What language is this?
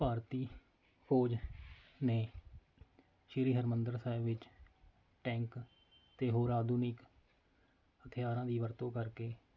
Punjabi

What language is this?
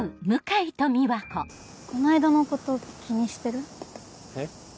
Japanese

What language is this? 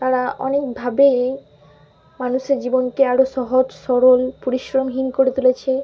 Bangla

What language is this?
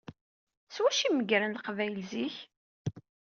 Kabyle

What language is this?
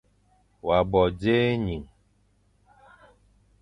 Fang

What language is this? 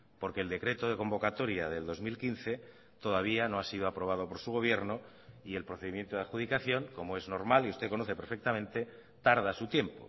Spanish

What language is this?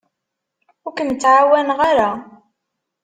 Kabyle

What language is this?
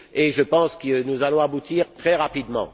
French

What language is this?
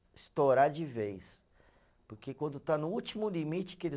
Portuguese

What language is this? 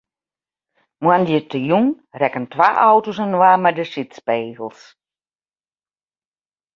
Western Frisian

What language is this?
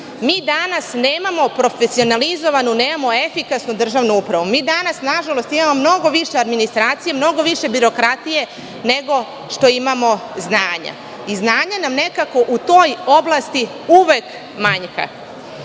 Serbian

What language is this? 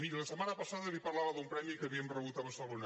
Catalan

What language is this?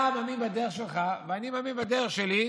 Hebrew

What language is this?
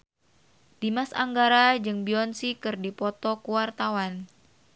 Sundanese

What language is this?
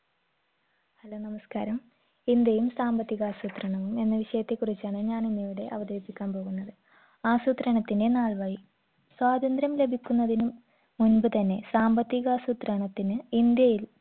Malayalam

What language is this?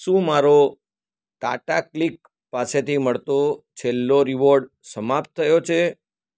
Gujarati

